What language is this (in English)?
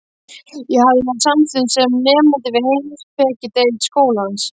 Icelandic